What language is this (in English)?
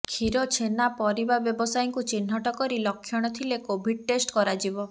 Odia